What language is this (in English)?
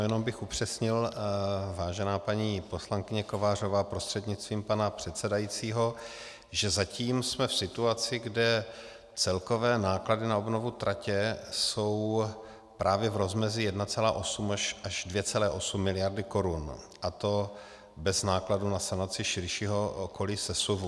Czech